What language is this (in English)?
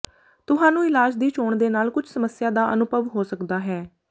Punjabi